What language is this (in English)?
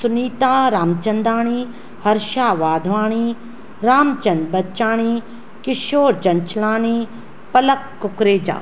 Sindhi